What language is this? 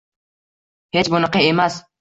Uzbek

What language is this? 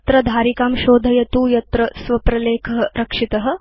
Sanskrit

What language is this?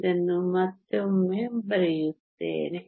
Kannada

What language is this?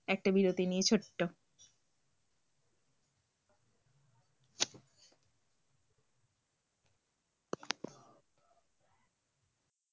Bangla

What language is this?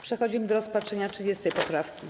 Polish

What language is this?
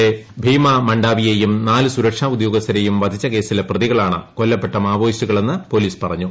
Malayalam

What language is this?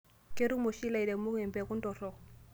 Masai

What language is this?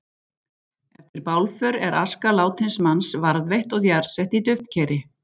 Icelandic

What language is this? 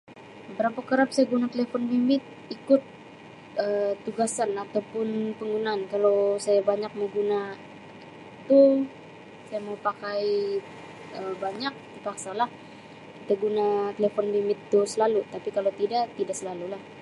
Sabah Malay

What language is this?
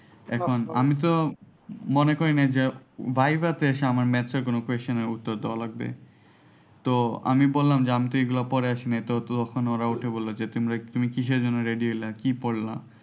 Bangla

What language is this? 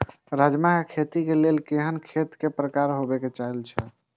Maithili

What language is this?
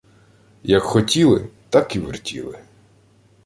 Ukrainian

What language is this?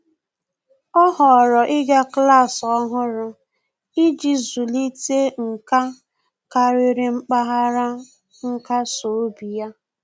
Igbo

